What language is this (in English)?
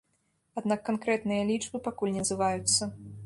Belarusian